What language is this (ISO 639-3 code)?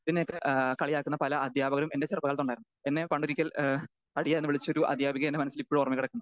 mal